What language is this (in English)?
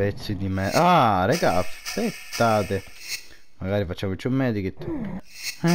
Italian